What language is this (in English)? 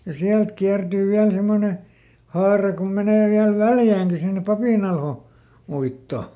Finnish